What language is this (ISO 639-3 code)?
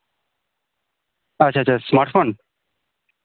sat